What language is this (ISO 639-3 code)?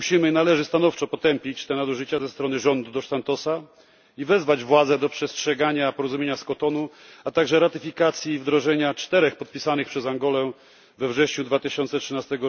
pol